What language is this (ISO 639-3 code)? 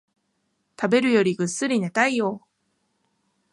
jpn